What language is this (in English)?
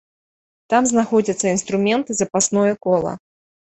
Belarusian